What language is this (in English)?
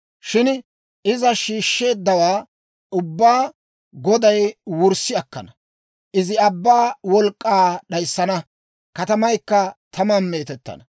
Dawro